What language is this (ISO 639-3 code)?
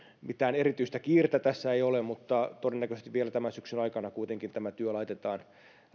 fin